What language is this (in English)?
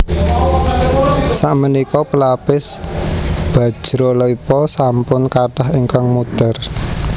Javanese